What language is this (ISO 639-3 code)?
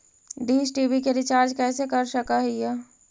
mag